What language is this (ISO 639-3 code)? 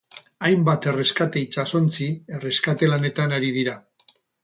eus